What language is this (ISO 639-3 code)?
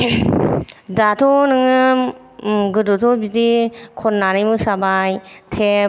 brx